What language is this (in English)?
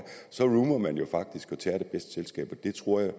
Danish